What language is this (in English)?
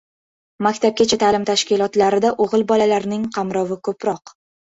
Uzbek